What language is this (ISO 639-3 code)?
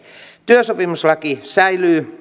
fin